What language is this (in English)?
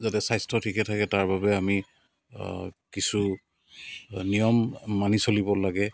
Assamese